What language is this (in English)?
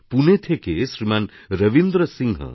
Bangla